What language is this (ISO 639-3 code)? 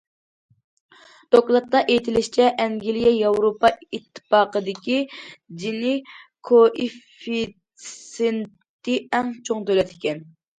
uig